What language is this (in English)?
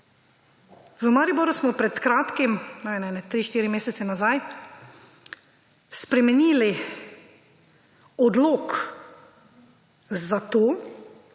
Slovenian